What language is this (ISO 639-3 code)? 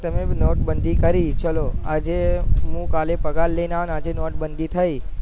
guj